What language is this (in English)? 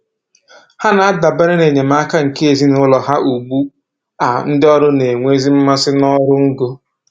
Igbo